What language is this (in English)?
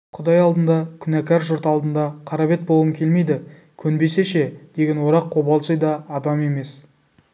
Kazakh